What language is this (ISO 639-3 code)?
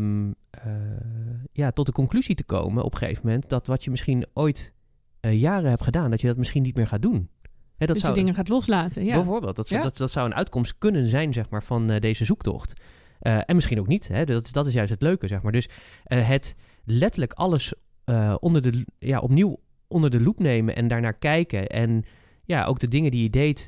nld